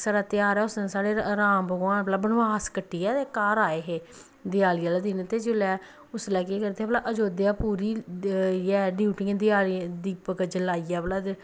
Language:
Dogri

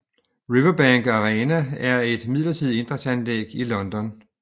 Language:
Danish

